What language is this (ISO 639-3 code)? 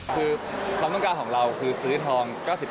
tha